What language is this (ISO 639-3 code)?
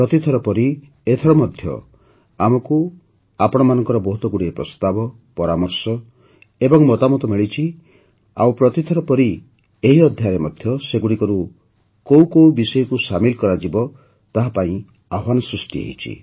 ori